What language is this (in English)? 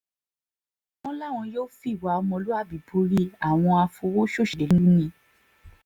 Yoruba